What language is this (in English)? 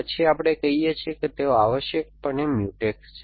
Gujarati